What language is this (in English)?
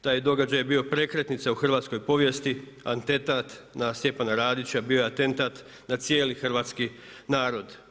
Croatian